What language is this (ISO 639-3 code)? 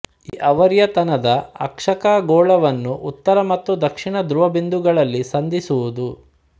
kan